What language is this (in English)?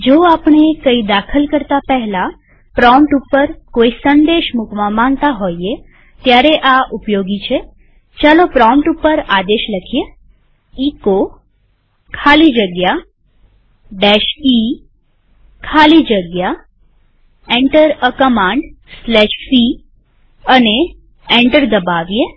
Gujarati